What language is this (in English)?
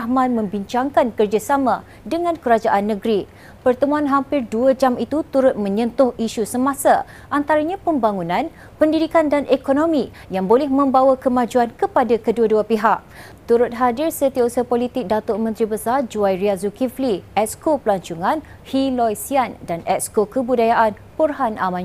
Malay